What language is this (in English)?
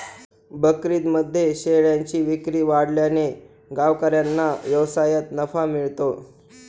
Marathi